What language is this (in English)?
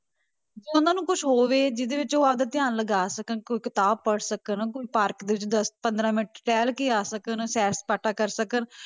Punjabi